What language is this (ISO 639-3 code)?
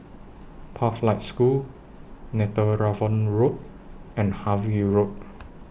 eng